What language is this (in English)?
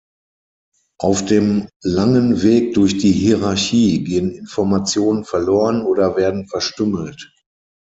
German